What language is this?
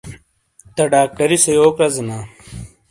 Shina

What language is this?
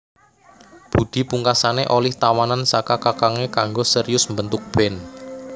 Javanese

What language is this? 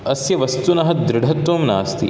Sanskrit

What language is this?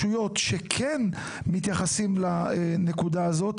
Hebrew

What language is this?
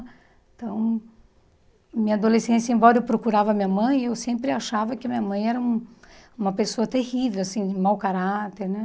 Portuguese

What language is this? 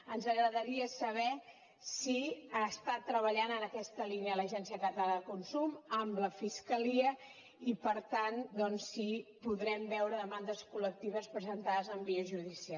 Catalan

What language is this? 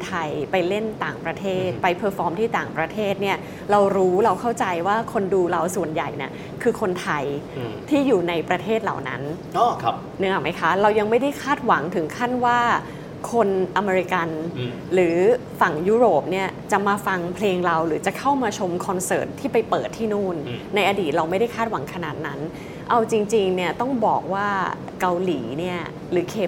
Thai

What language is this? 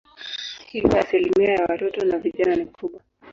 Swahili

